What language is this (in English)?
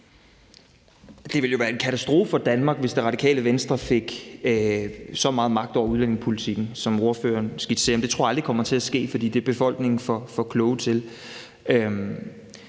Danish